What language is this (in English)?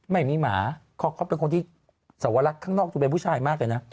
Thai